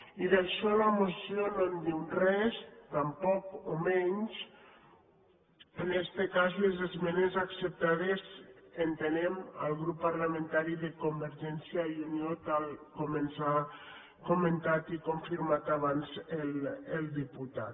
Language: Catalan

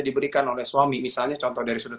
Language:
Indonesian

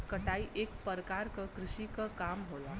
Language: Bhojpuri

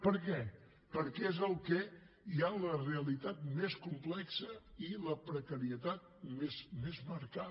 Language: Catalan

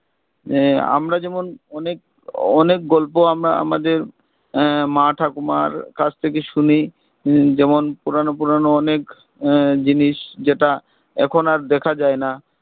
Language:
Bangla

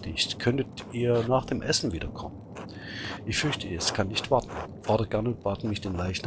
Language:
German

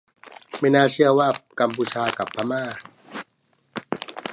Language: Thai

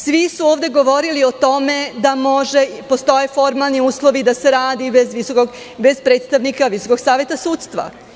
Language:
Serbian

